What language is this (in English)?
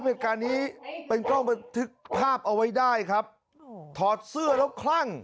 Thai